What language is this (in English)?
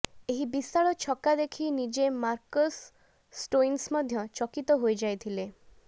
Odia